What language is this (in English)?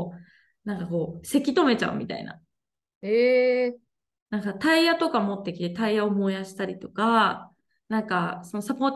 Japanese